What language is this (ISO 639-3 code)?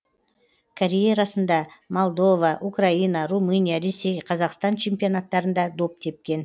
kaz